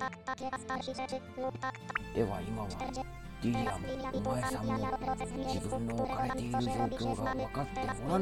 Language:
Polish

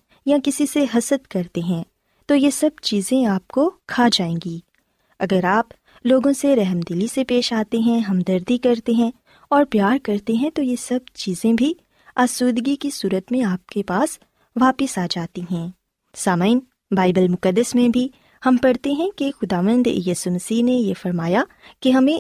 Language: Urdu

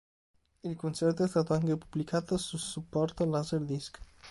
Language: Italian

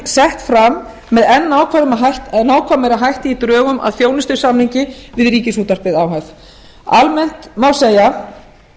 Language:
Icelandic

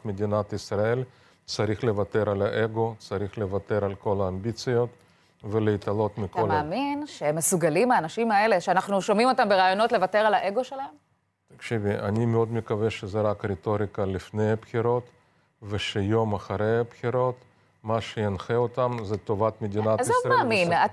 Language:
Hebrew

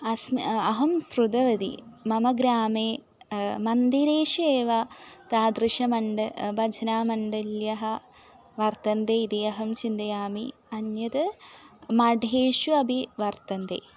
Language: Sanskrit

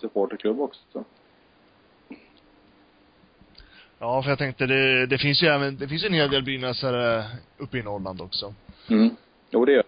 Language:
Swedish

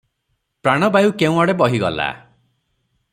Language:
Odia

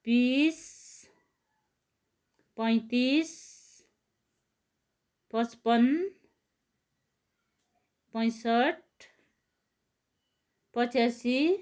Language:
Nepali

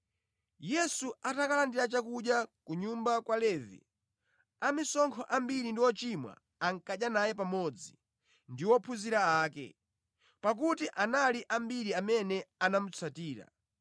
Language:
Nyanja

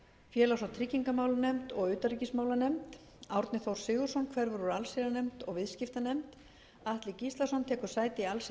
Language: Icelandic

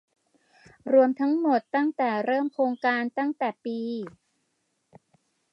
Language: Thai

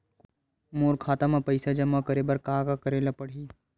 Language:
Chhattisgarhi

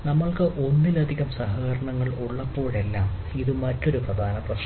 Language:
Malayalam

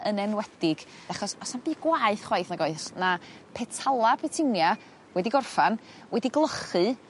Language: Welsh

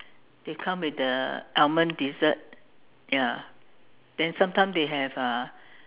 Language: English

